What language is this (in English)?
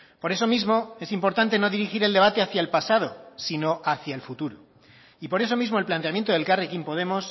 Spanish